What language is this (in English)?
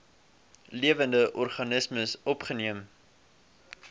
Afrikaans